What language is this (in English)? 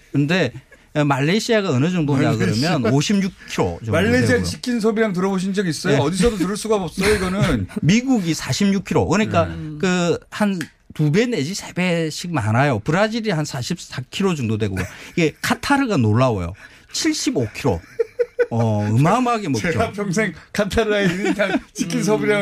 Korean